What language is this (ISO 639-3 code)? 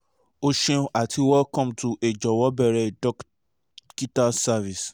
yor